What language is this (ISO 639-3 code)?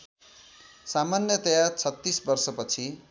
nep